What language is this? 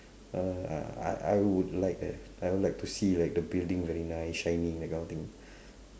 English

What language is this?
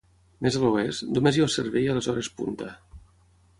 Catalan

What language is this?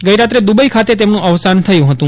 Gujarati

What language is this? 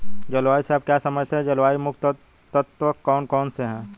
Hindi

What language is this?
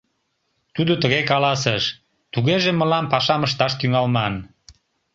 Mari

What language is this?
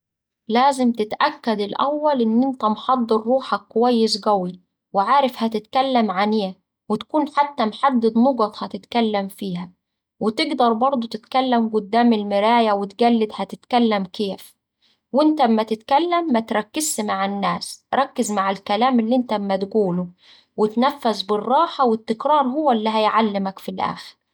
Saidi Arabic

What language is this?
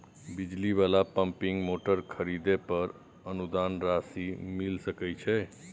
Maithili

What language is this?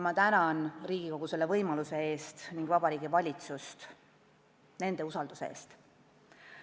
Estonian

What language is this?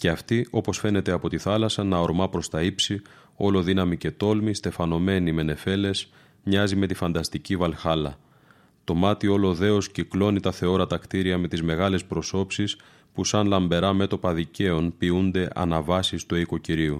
Greek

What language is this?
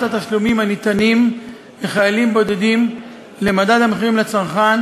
Hebrew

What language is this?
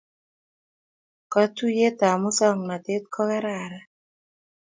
Kalenjin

